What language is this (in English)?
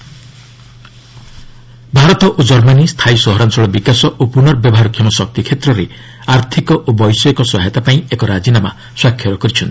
Odia